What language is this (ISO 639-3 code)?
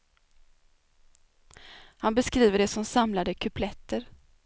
swe